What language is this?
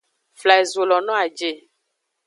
Aja (Benin)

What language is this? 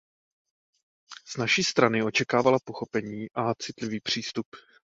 Czech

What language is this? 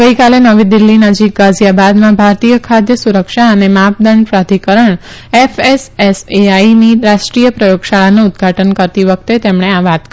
Gujarati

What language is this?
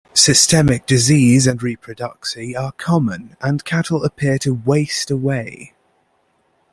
English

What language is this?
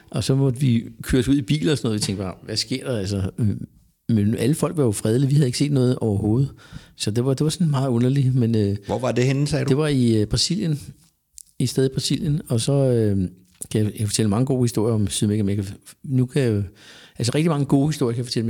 Danish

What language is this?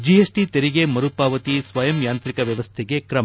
Kannada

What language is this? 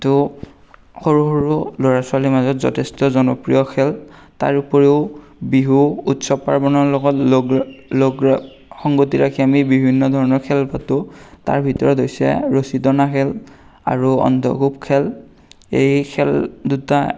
Assamese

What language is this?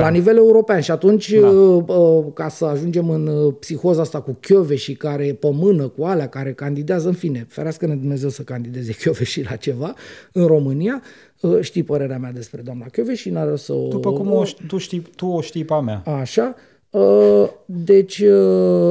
Romanian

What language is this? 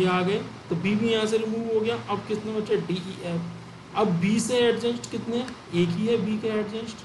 Hindi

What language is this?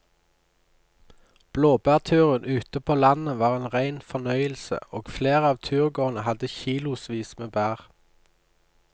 Norwegian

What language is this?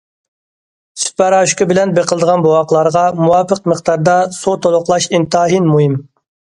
Uyghur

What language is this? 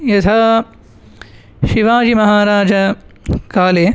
Sanskrit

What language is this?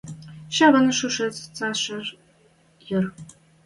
Western Mari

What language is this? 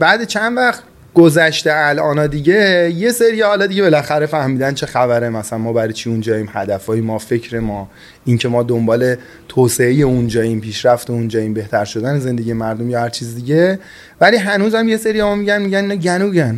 Persian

